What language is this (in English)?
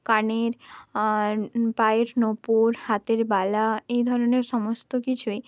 Bangla